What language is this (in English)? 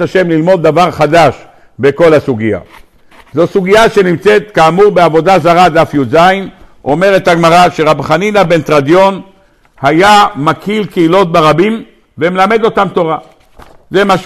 Hebrew